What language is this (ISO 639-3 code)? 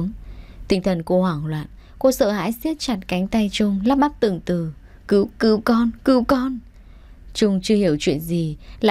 vie